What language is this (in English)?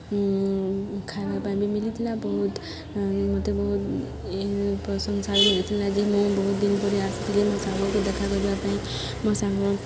Odia